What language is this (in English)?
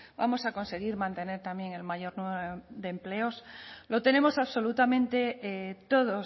Spanish